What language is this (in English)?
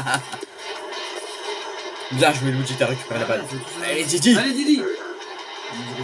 French